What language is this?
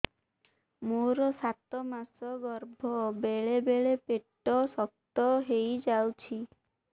Odia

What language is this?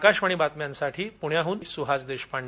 Marathi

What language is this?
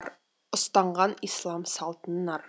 Kazakh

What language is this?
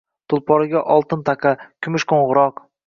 Uzbek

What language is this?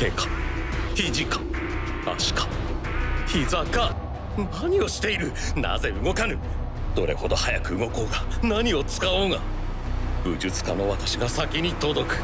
Japanese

